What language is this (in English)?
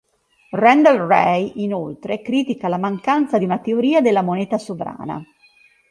Italian